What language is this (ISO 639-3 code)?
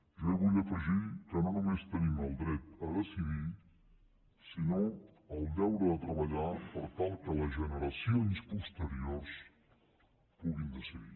cat